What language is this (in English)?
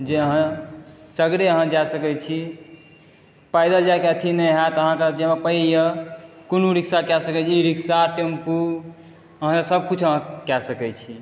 Maithili